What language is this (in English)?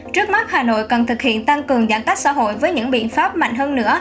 Vietnamese